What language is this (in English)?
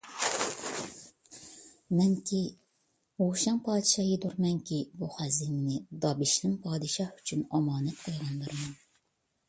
Uyghur